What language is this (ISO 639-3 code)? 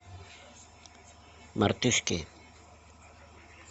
rus